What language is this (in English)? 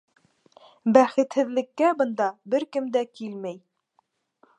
Bashkir